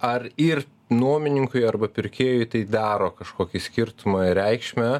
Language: Lithuanian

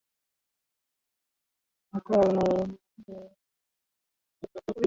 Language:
Swahili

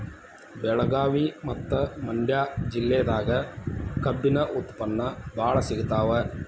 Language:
Kannada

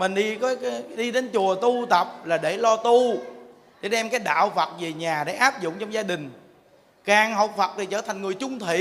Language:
Vietnamese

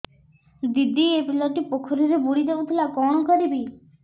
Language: Odia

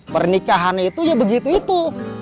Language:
Indonesian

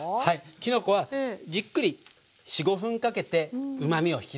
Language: Japanese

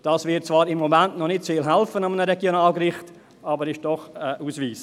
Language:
Swiss German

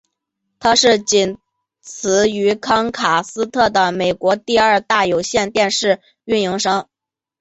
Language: Chinese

